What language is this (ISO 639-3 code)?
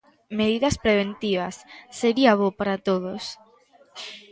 glg